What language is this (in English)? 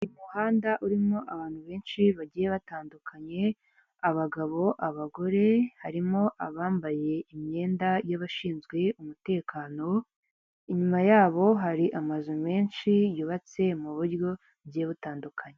Kinyarwanda